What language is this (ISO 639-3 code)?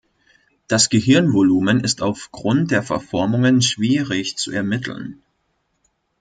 deu